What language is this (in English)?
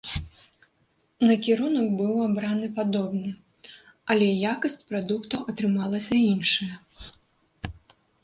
Belarusian